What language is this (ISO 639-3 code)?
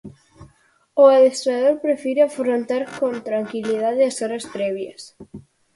glg